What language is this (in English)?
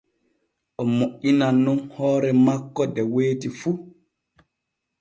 Borgu Fulfulde